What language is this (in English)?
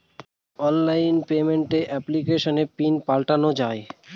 Bangla